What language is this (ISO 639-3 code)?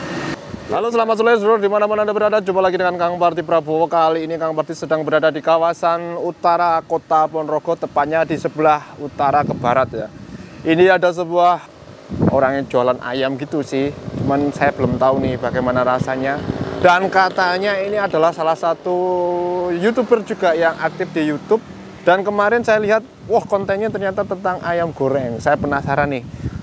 ind